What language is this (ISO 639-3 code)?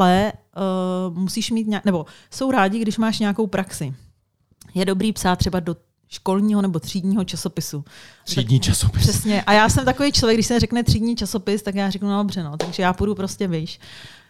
ces